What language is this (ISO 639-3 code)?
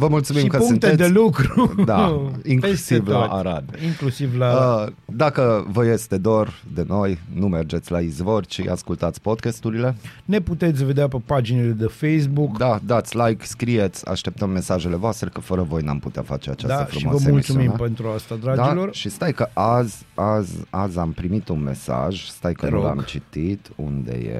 ron